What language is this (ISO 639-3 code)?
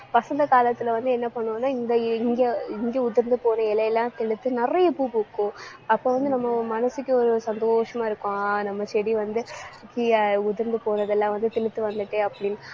tam